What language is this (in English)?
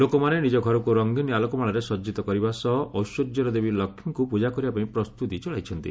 Odia